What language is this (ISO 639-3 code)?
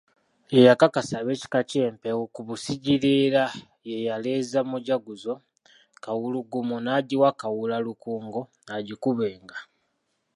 lug